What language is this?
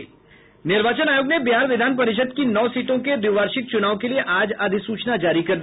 Hindi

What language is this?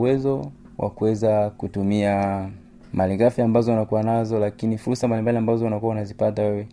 Swahili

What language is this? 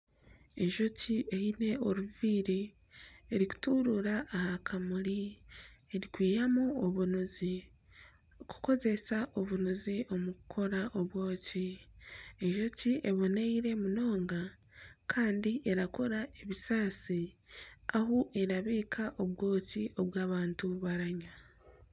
Nyankole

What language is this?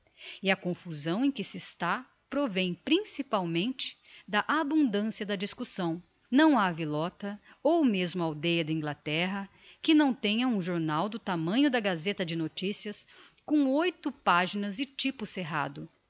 Portuguese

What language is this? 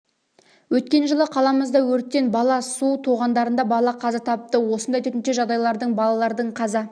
Kazakh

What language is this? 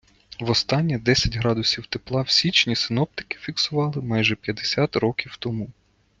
Ukrainian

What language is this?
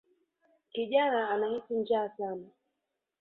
Swahili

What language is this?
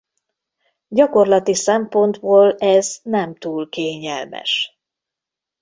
Hungarian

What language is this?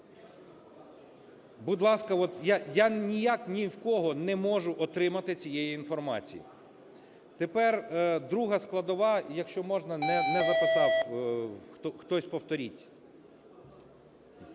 Ukrainian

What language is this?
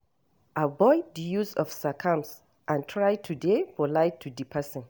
Nigerian Pidgin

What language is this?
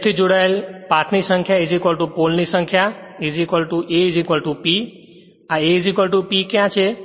Gujarati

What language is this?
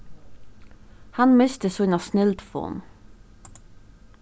Faroese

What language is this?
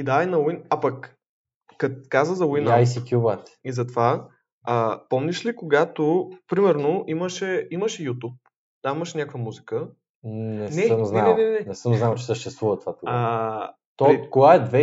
Bulgarian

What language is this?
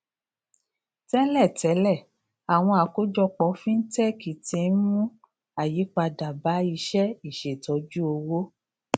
Yoruba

